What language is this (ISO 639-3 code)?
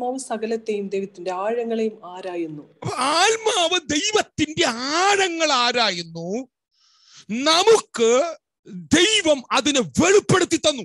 tur